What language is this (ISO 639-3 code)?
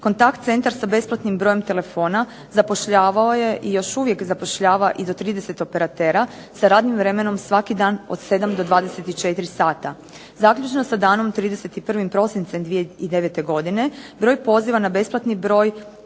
hrv